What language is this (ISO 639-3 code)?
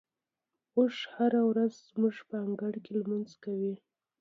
pus